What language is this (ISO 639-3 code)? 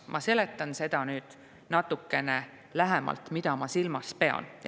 est